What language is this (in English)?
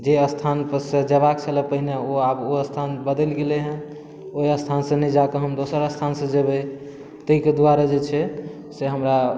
Maithili